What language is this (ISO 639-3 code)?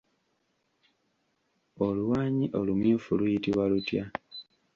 lug